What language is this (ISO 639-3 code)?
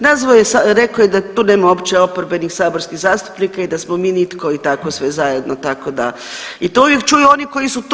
hrv